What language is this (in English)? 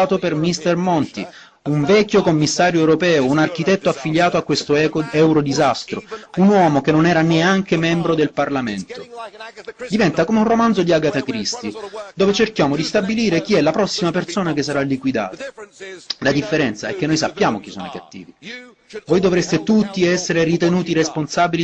Italian